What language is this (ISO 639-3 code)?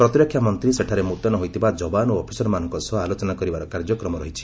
ori